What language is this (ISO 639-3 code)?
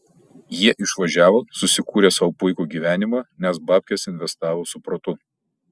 lit